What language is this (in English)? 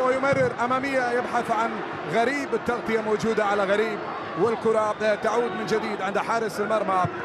Arabic